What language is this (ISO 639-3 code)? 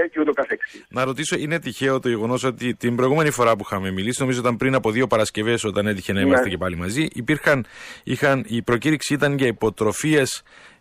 ell